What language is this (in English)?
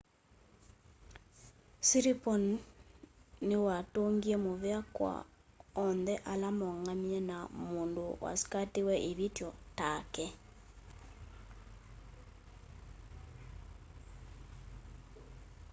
Kamba